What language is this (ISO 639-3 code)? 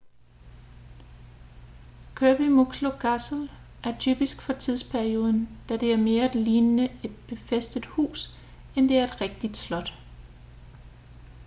dan